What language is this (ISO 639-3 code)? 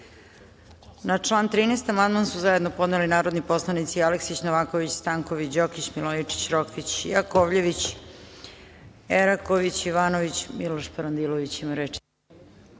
srp